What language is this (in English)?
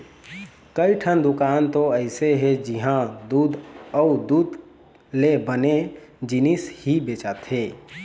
Chhattisgarhi